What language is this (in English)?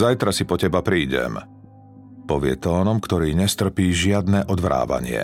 Slovak